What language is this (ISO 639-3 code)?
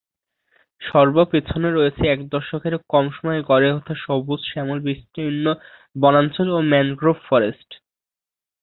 ben